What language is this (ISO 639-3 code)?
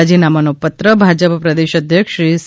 guj